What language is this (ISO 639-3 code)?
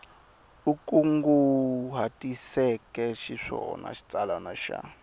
tso